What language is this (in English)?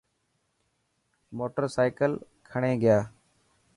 Dhatki